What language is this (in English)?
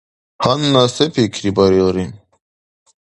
Dargwa